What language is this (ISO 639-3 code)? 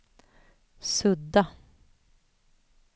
swe